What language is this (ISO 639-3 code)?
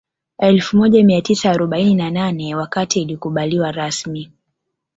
swa